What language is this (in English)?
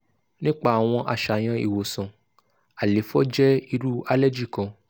Yoruba